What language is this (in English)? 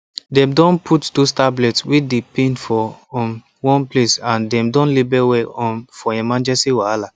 Nigerian Pidgin